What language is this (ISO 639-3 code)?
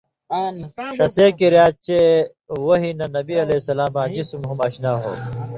mvy